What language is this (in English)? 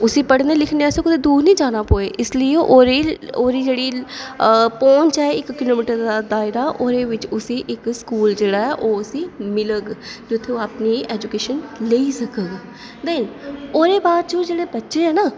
Dogri